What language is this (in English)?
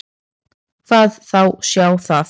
Icelandic